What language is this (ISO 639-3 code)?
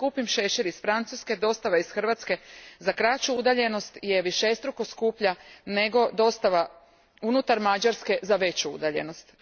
hrv